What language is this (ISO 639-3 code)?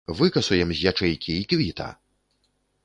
bel